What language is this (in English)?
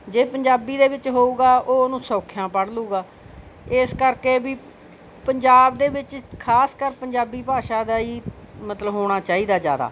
Punjabi